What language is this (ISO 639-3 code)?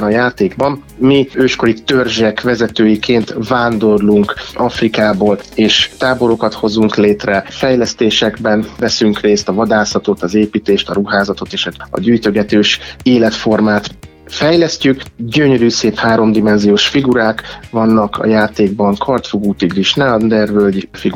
hun